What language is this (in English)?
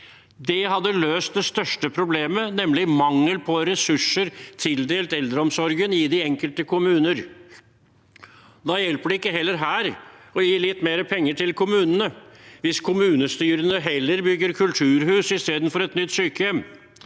Norwegian